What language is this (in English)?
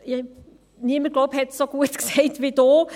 Swiss German